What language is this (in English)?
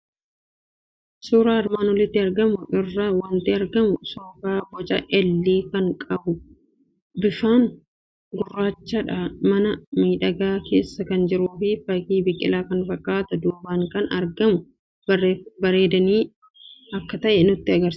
Oromo